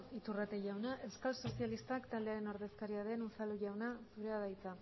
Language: Basque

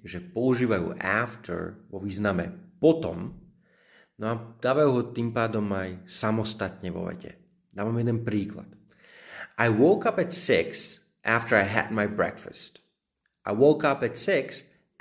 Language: Slovak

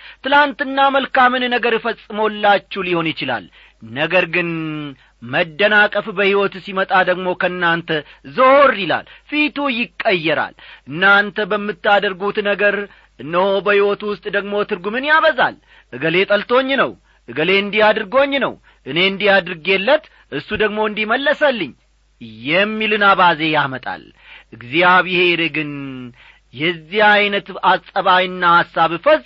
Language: Amharic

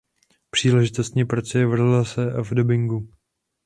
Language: Czech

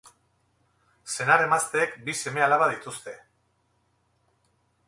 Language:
Basque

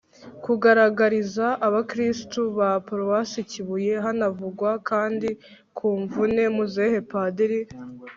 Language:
Kinyarwanda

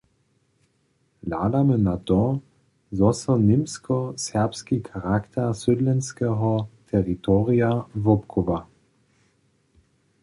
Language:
Upper Sorbian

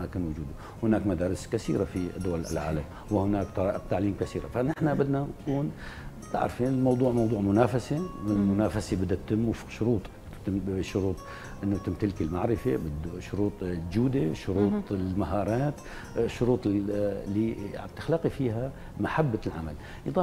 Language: Arabic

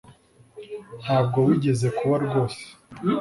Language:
Kinyarwanda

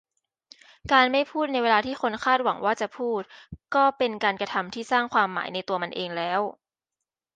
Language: Thai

